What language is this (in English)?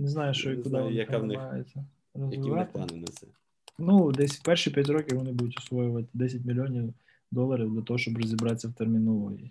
Ukrainian